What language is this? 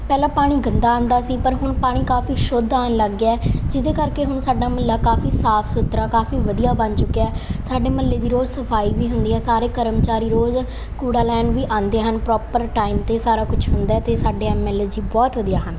Punjabi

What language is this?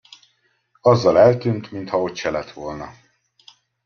Hungarian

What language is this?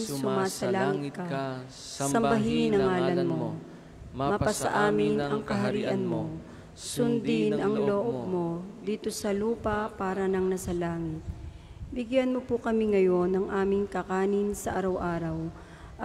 Filipino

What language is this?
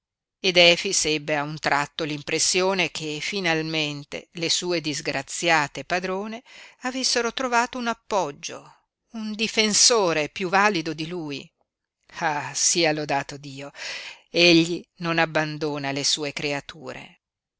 Italian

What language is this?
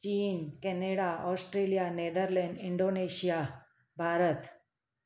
Sindhi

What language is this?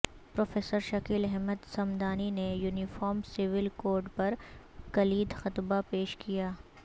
Urdu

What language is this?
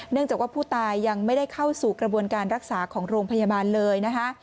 Thai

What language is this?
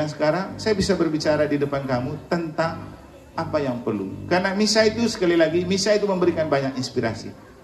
Indonesian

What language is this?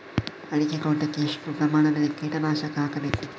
Kannada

